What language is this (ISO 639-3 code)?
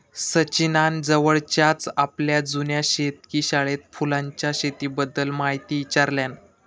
mar